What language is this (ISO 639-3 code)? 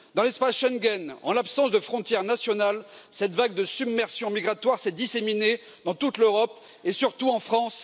fra